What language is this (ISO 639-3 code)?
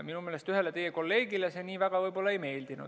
est